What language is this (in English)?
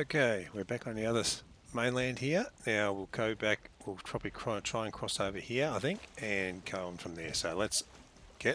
English